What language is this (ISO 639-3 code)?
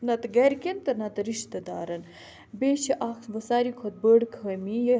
kas